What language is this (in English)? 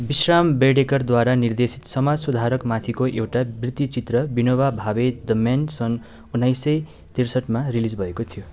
Nepali